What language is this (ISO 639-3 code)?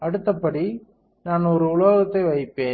tam